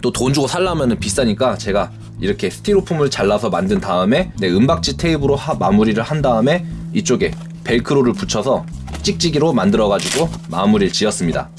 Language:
Korean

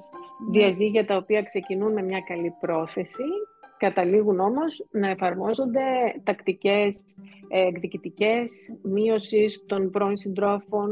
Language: Greek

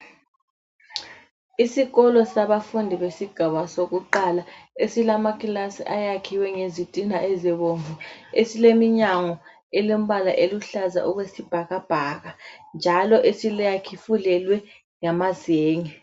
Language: North Ndebele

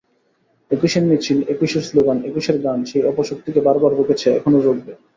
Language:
Bangla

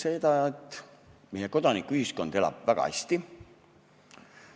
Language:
Estonian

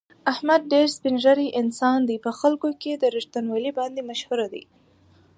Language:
Pashto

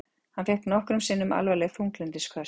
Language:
Icelandic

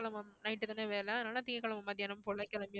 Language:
Tamil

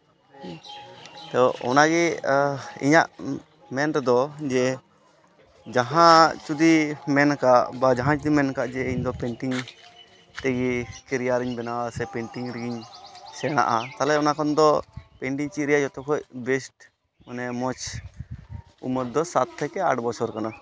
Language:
Santali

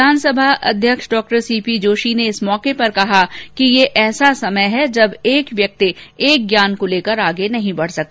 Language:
Hindi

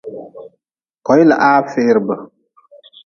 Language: Nawdm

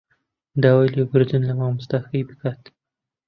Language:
Central Kurdish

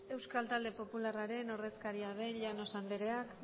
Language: Basque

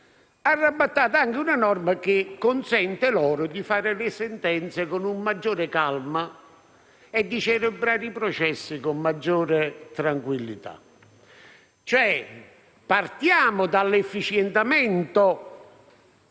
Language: Italian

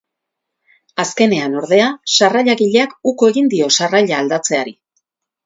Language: Basque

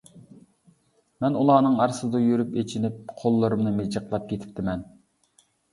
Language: Uyghur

